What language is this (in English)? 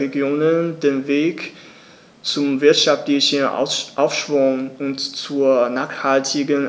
German